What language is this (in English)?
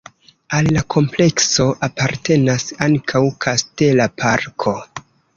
Esperanto